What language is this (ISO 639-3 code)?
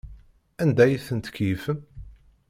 kab